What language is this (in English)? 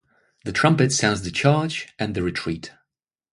English